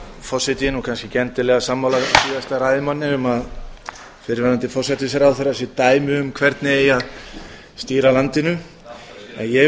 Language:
Icelandic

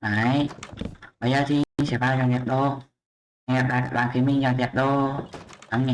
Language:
Vietnamese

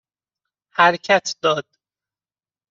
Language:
Persian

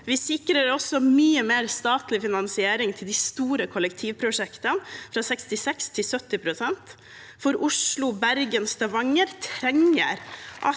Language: Norwegian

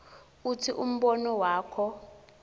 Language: Swati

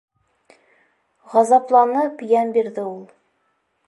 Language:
Bashkir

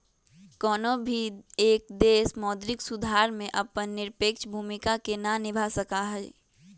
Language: Magahi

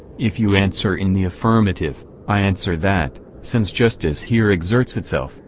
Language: English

